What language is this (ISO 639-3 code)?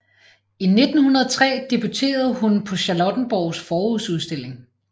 dan